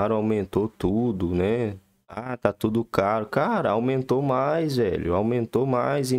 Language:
Portuguese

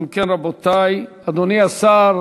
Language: Hebrew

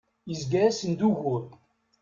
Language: Kabyle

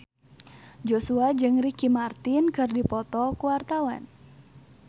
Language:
Sundanese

